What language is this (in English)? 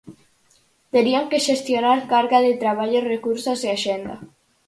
Galician